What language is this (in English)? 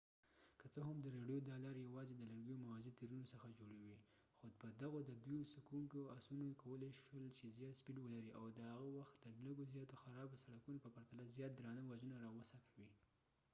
Pashto